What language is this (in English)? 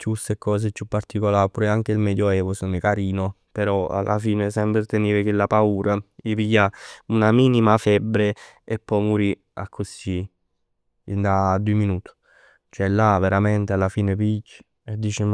Neapolitan